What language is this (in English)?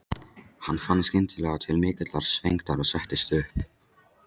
Icelandic